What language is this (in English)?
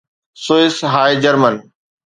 Sindhi